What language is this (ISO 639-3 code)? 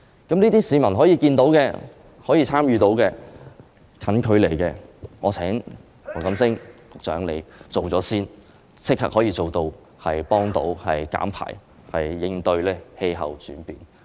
yue